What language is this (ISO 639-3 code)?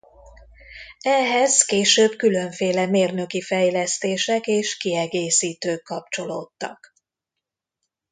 hun